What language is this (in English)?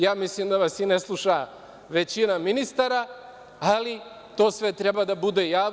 Serbian